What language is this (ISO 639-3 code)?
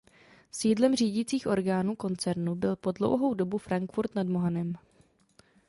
ces